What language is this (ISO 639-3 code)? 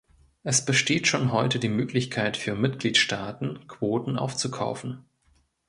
deu